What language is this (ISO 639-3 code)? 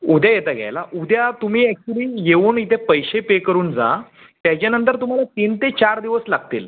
mar